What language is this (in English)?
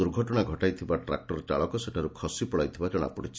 Odia